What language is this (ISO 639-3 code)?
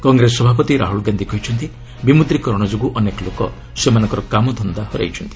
ori